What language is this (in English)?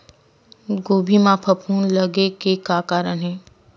Chhattisgarhi